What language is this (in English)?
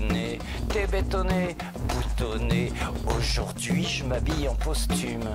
French